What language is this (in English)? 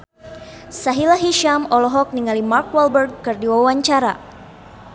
Sundanese